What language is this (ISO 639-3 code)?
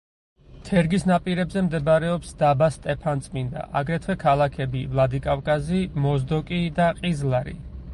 kat